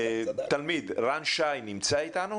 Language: Hebrew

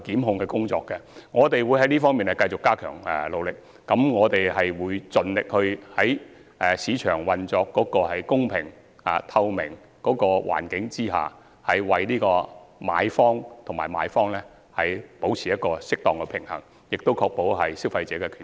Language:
Cantonese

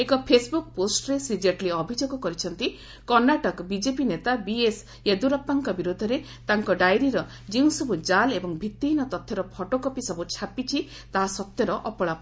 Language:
Odia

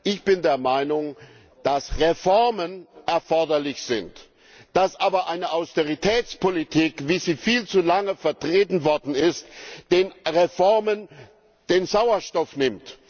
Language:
German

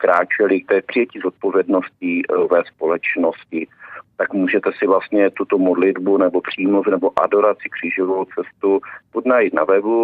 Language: Czech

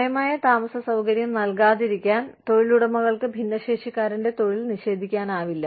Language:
Malayalam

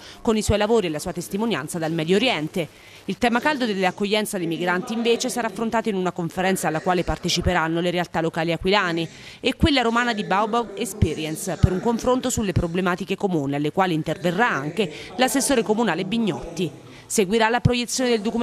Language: Italian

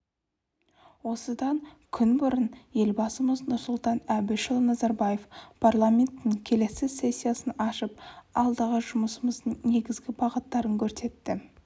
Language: Kazakh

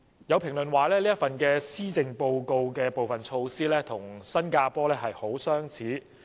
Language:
Cantonese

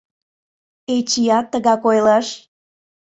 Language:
Mari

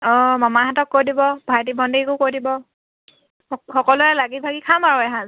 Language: Assamese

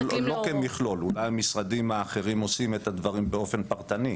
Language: Hebrew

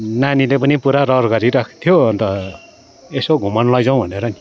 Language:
Nepali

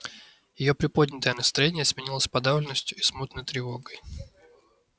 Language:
Russian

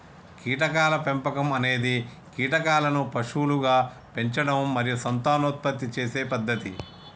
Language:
Telugu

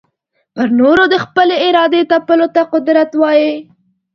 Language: Pashto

